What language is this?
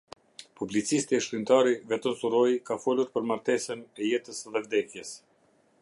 Albanian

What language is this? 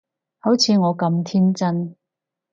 Cantonese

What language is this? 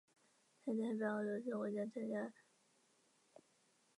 Chinese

